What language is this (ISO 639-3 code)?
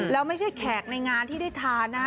tha